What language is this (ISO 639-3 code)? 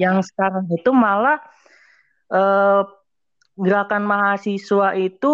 ind